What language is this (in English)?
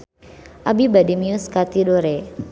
Sundanese